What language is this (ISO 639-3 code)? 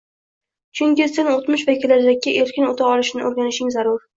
uzb